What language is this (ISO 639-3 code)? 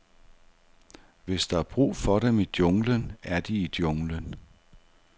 dan